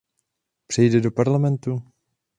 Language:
Czech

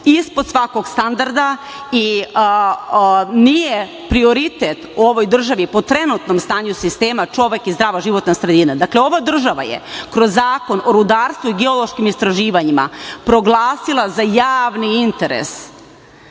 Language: Serbian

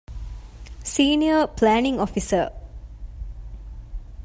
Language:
Divehi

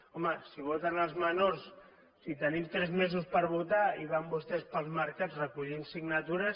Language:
Catalan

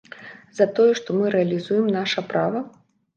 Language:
Belarusian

